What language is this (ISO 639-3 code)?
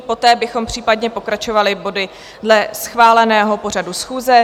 ces